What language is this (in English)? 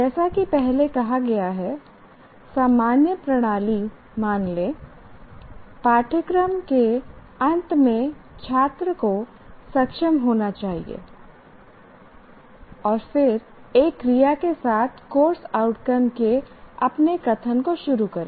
Hindi